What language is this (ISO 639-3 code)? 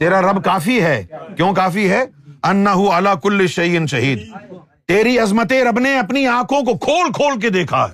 urd